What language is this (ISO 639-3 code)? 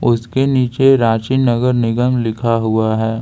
hin